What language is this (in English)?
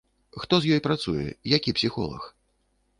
Belarusian